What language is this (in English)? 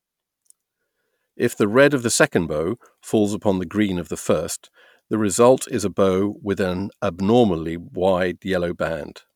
English